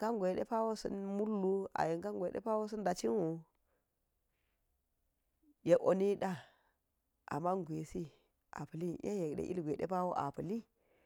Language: Geji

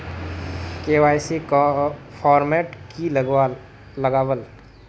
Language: Magahi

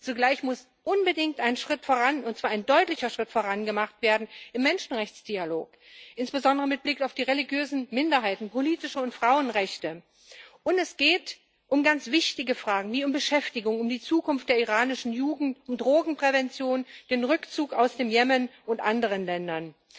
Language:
German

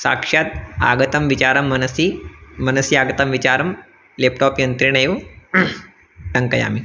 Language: Sanskrit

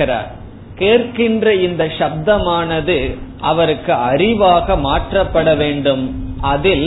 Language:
Tamil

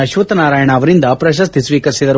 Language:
Kannada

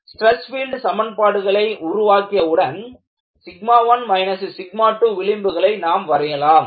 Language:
Tamil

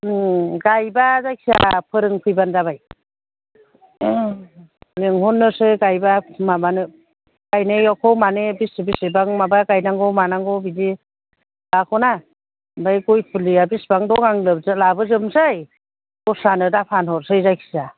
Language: Bodo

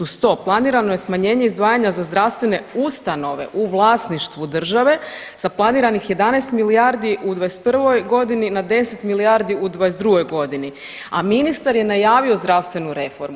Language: Croatian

